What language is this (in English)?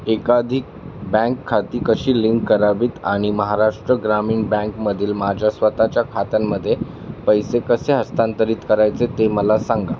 Marathi